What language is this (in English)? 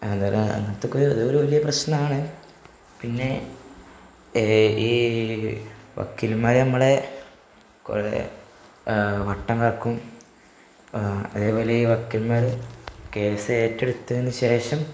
Malayalam